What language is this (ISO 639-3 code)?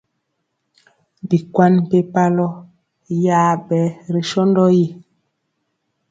mcx